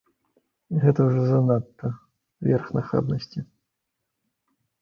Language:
Belarusian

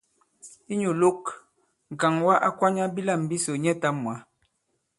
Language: Bankon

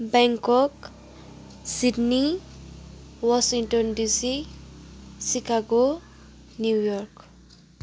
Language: Nepali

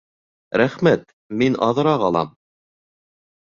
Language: Bashkir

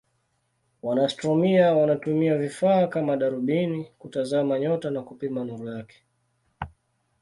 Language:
Swahili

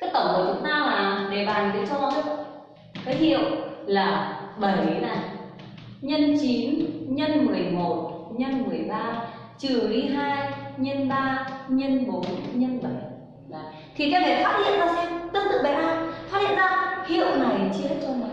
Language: Vietnamese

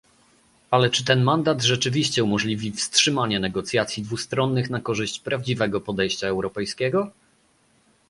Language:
Polish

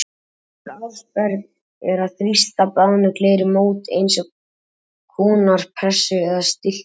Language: Icelandic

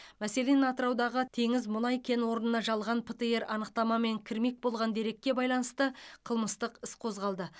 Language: Kazakh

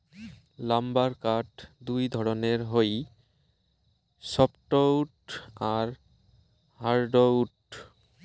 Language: Bangla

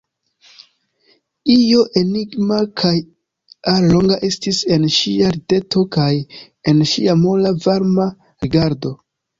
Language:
Esperanto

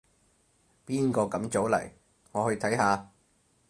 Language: Cantonese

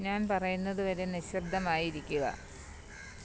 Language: Malayalam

